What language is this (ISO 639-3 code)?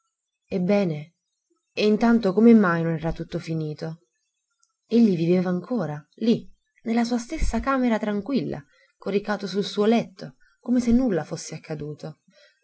ita